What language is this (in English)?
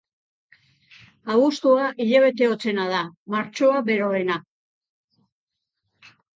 Basque